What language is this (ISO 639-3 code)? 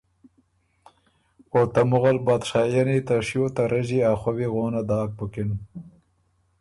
oru